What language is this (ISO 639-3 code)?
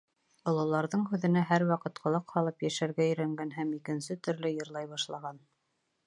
bak